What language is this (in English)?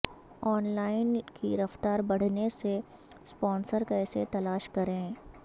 Urdu